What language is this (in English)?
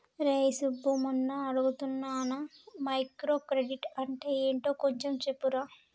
Telugu